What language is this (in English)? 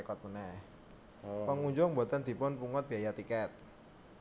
Javanese